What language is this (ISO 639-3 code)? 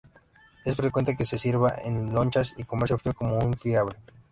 spa